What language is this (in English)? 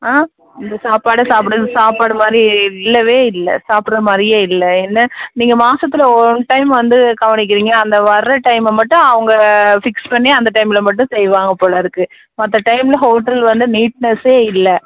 Tamil